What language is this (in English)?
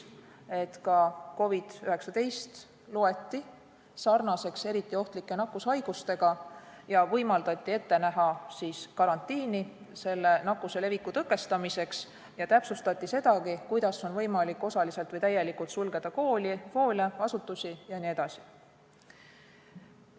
Estonian